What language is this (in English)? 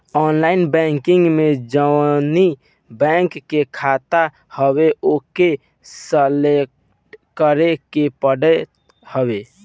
Bhojpuri